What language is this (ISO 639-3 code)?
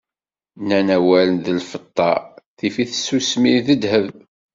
kab